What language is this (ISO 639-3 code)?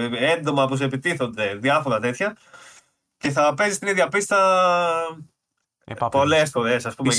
ell